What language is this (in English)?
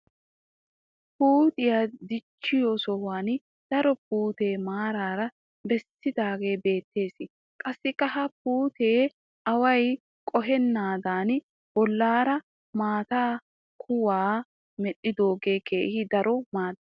Wolaytta